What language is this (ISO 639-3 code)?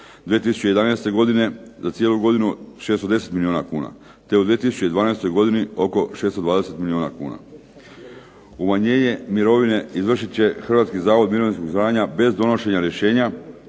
hrv